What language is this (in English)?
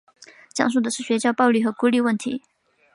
Chinese